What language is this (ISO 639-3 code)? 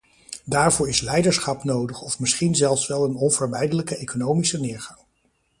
nld